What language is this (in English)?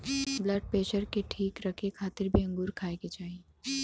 Bhojpuri